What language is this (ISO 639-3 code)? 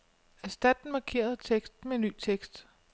dan